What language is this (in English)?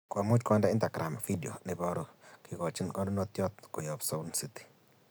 Kalenjin